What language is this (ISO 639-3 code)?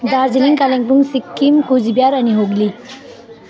nep